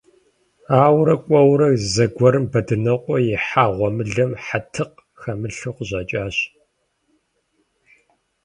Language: Kabardian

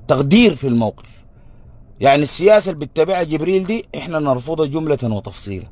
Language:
Arabic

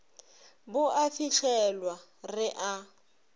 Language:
Northern Sotho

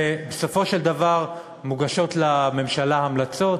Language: Hebrew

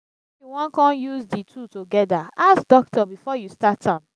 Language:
Nigerian Pidgin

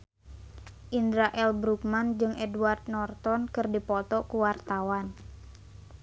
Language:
Sundanese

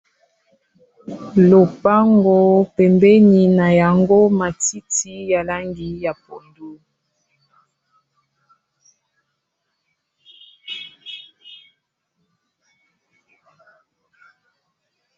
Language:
Lingala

